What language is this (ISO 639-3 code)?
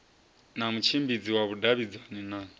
ven